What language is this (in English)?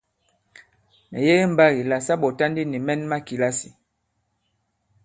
Bankon